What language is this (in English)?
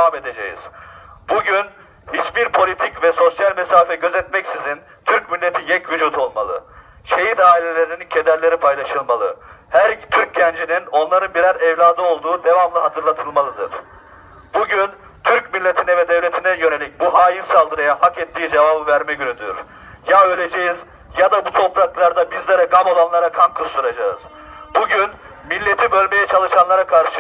Turkish